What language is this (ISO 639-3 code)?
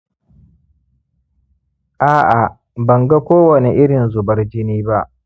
hau